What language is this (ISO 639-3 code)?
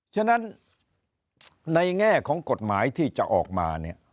tha